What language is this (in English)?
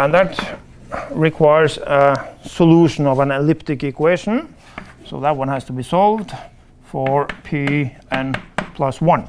English